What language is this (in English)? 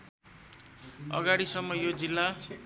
Nepali